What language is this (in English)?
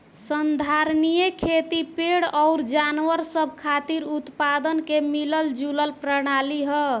Bhojpuri